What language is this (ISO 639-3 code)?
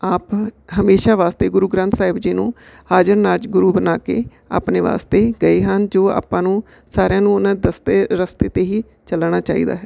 pan